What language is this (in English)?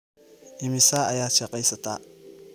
Somali